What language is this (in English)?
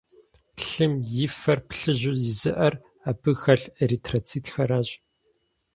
Kabardian